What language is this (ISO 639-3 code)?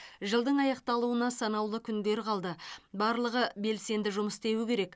kaz